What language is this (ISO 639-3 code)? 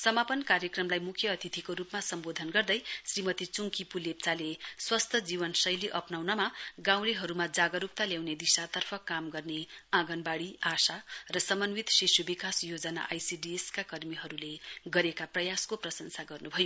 nep